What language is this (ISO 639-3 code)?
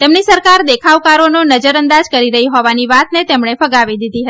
guj